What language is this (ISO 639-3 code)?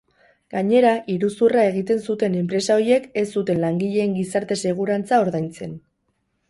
eus